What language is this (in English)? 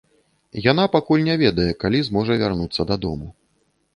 Belarusian